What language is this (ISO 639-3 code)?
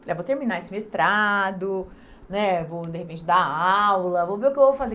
por